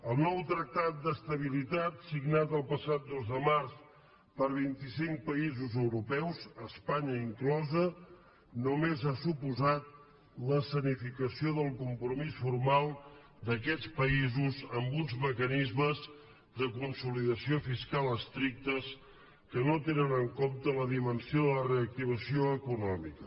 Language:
Catalan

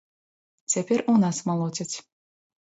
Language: Belarusian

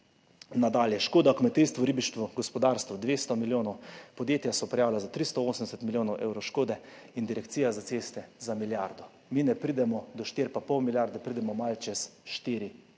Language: Slovenian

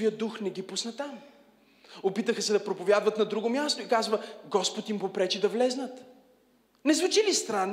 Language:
Bulgarian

